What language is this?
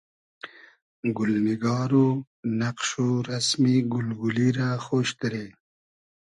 Hazaragi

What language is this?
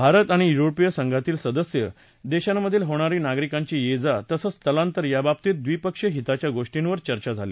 Marathi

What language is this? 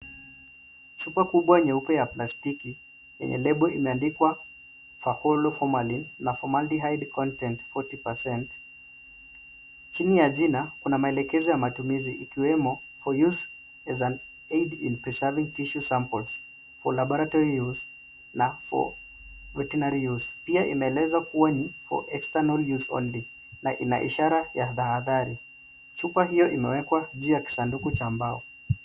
Swahili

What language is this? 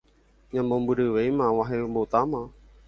Guarani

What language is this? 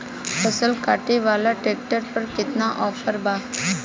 Bhojpuri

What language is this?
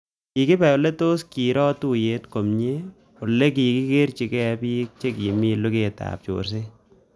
Kalenjin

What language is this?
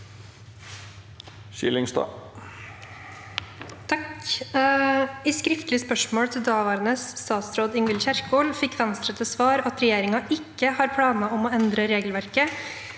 Norwegian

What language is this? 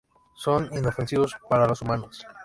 Spanish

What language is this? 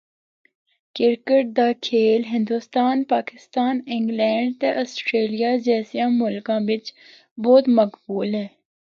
Northern Hindko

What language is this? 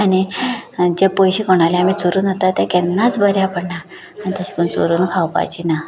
Konkani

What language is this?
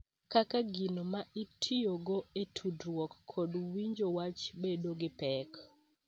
Luo (Kenya and Tanzania)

